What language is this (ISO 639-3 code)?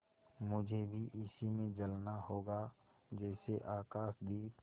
hin